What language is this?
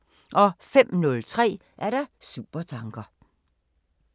Danish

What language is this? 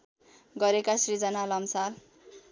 Nepali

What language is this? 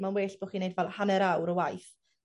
Welsh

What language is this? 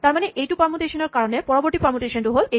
Assamese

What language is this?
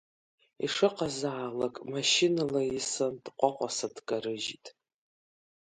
Abkhazian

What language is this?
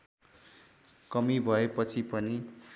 Nepali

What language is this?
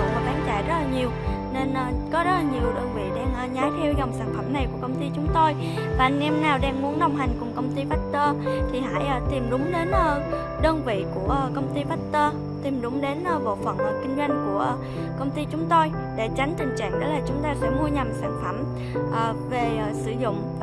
Vietnamese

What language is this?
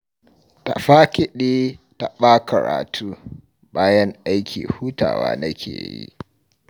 Hausa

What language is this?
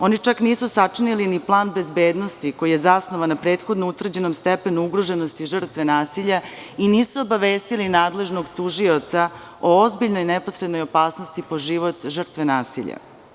Serbian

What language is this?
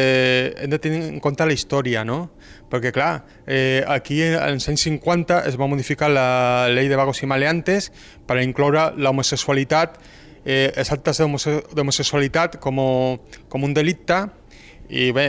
Spanish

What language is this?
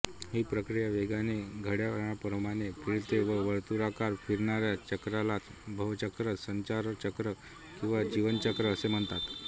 Marathi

